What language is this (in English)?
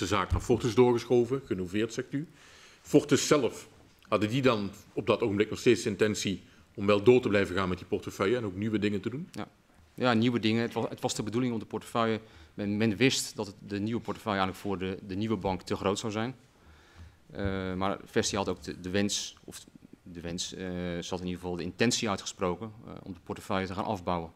Dutch